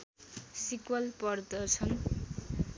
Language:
Nepali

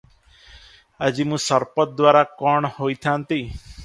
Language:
Odia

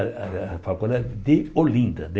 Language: Portuguese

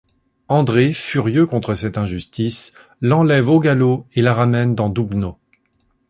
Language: French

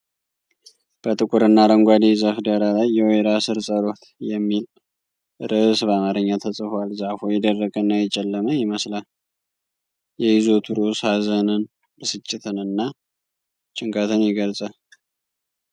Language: Amharic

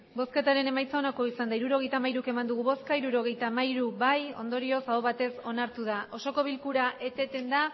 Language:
Basque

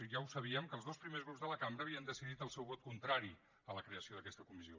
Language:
Catalan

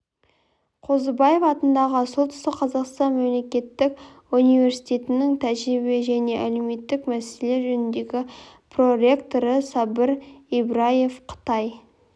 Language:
Kazakh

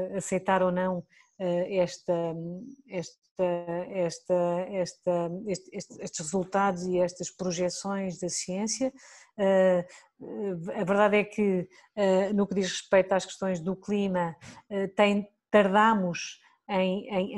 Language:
Portuguese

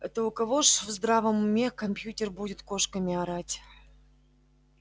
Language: Russian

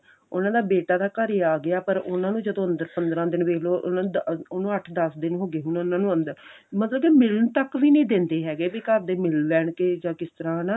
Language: Punjabi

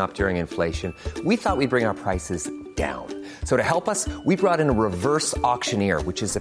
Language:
Filipino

